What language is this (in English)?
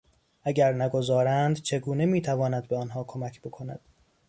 Persian